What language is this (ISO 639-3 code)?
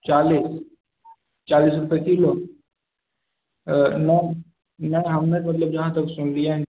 mai